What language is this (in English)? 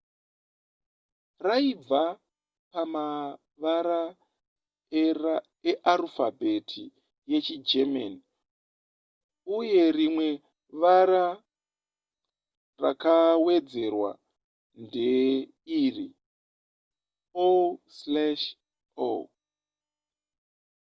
Shona